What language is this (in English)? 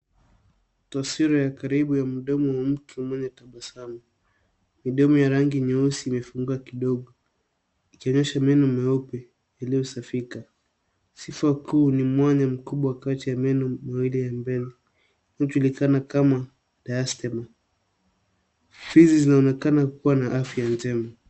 Swahili